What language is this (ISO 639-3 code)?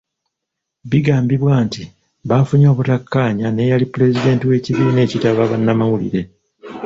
lug